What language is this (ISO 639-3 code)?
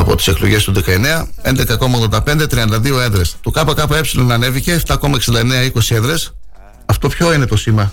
ell